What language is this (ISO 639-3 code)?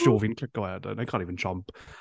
cym